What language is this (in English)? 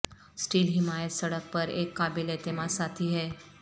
Urdu